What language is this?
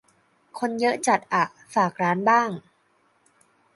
Thai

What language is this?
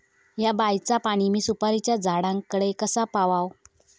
Marathi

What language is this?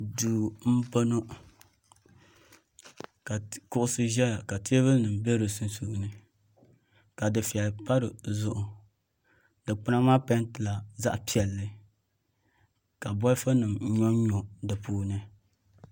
Dagbani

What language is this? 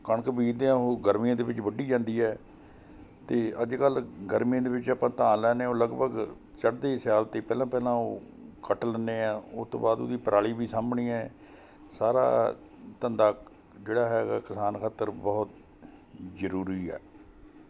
Punjabi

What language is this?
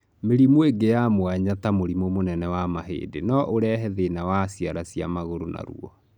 Kikuyu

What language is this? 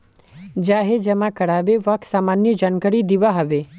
Magahi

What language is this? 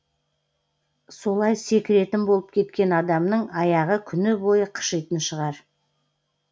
Kazakh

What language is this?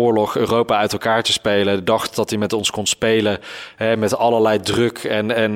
Dutch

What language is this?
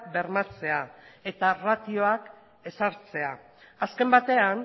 Basque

